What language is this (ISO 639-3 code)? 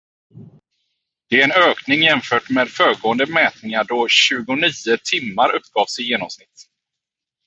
swe